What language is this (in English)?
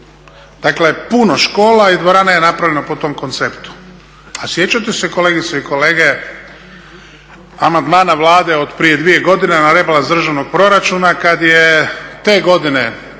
Croatian